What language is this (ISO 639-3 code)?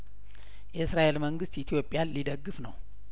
amh